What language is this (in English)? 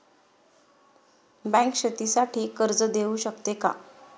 Marathi